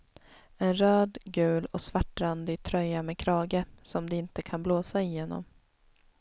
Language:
Swedish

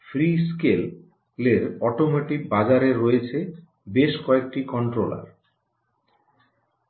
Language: Bangla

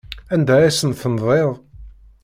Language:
Kabyle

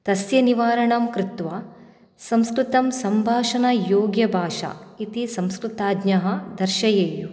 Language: Sanskrit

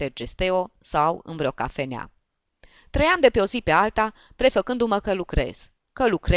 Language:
Romanian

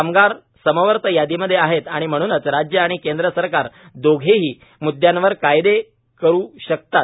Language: Marathi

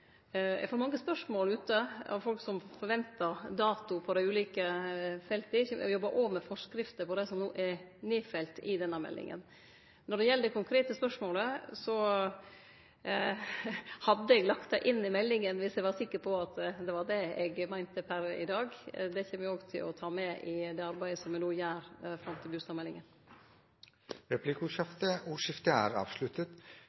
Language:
Norwegian Nynorsk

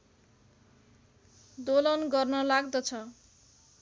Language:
Nepali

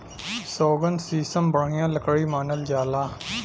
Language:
Bhojpuri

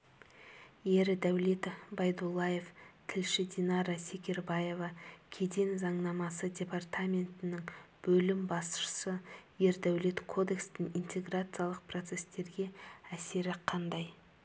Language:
Kazakh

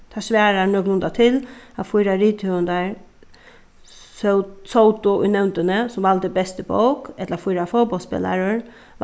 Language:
Faroese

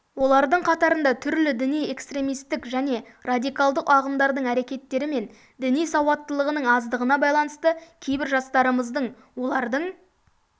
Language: Kazakh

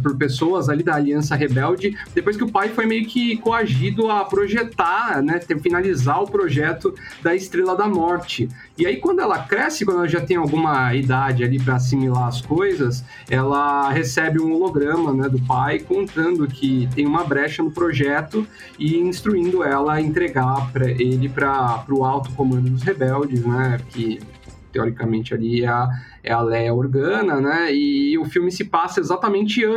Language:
Portuguese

